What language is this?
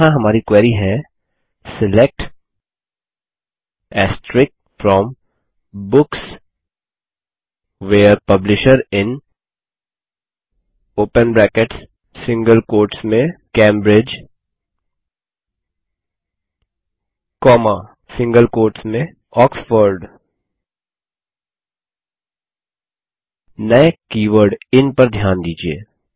Hindi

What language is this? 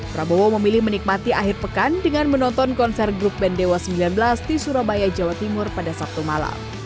Indonesian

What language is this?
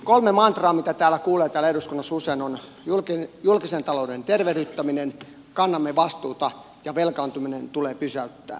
Finnish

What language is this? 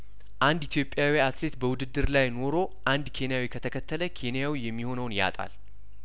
Amharic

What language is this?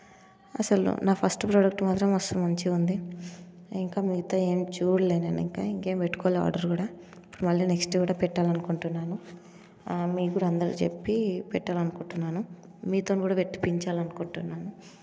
Telugu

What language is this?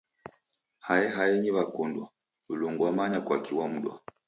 Taita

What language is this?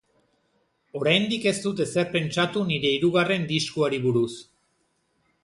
Basque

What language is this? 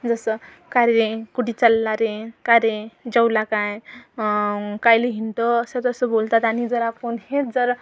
Marathi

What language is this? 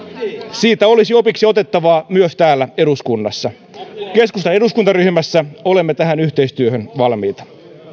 Finnish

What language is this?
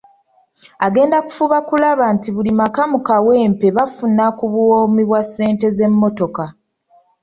Ganda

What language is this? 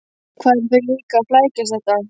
Icelandic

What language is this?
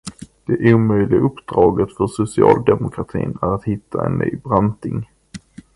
Swedish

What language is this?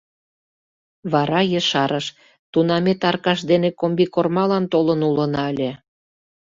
Mari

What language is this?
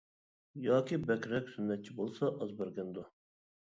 Uyghur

